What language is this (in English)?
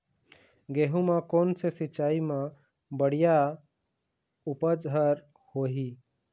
Chhattisgarhi